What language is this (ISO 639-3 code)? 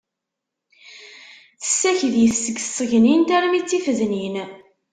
kab